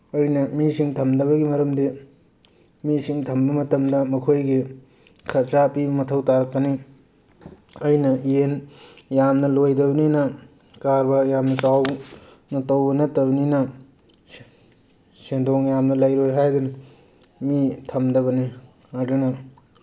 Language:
Manipuri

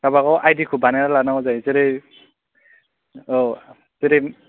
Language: Bodo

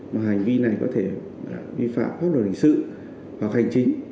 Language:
Vietnamese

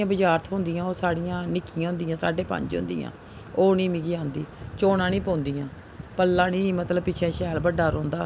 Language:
Dogri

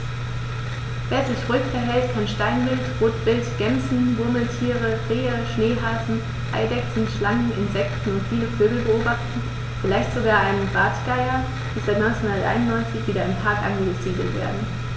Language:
German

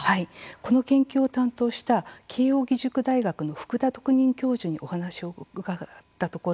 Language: Japanese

